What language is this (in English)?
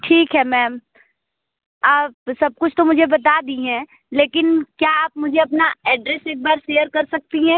Hindi